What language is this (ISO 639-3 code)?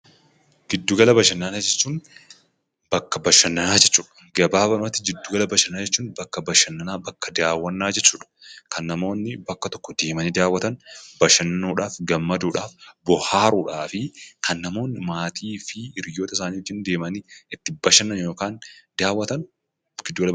orm